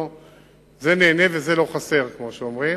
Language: Hebrew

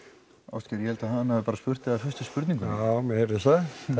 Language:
Icelandic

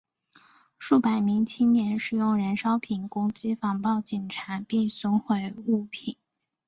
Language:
Chinese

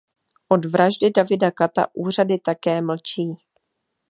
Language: Czech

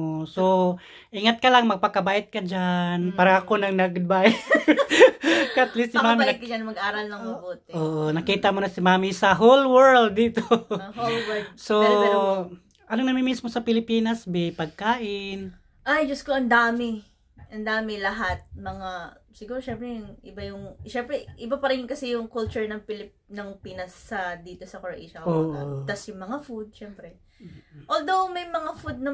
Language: Filipino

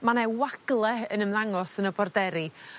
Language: Welsh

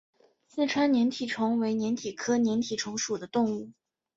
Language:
Chinese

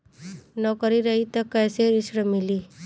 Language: Bhojpuri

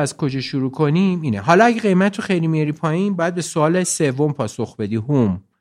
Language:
Persian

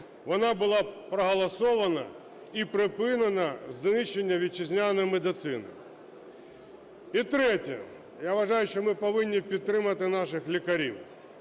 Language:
Ukrainian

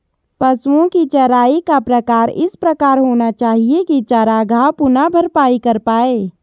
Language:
Hindi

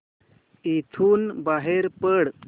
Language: Marathi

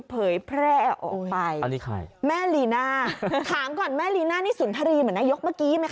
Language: Thai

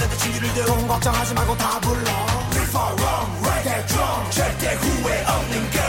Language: Chinese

